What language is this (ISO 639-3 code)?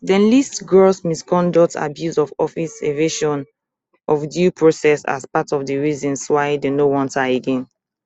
pcm